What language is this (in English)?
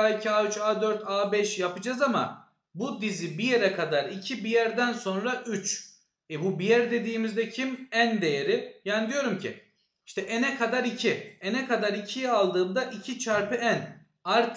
Turkish